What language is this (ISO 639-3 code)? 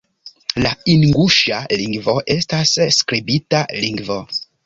epo